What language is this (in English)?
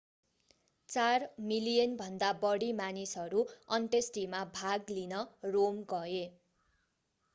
Nepali